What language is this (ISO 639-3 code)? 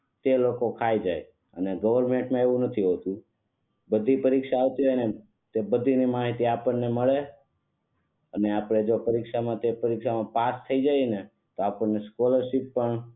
guj